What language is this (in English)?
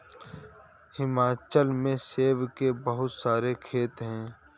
Hindi